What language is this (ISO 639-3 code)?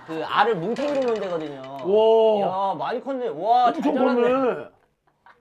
kor